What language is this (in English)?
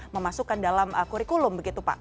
Indonesian